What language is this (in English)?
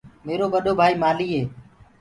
Gurgula